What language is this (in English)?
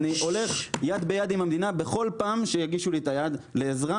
Hebrew